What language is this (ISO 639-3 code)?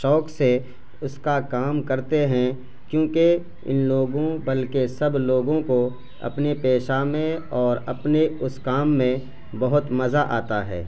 urd